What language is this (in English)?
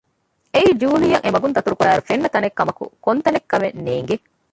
Divehi